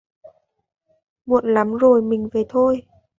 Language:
Vietnamese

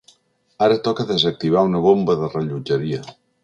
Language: Catalan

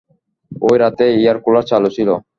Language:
Bangla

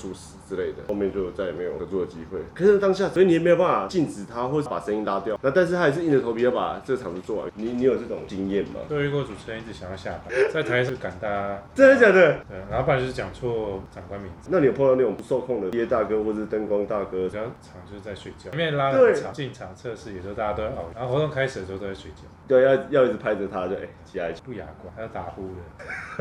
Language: Chinese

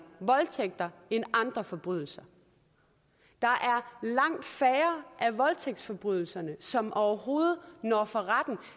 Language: Danish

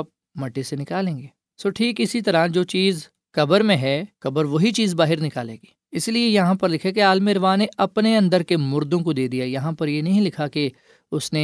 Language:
Urdu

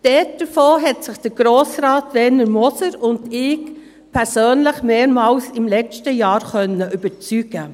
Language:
Swiss German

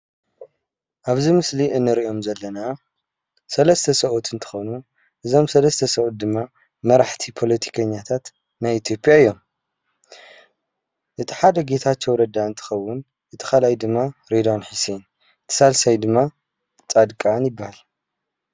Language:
Tigrinya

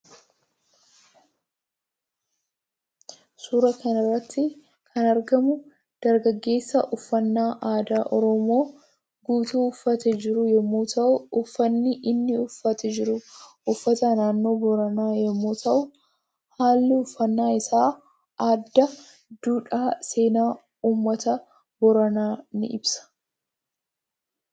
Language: Oromo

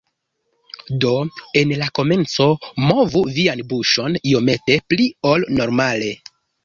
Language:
Esperanto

